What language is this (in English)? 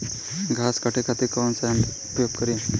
Bhojpuri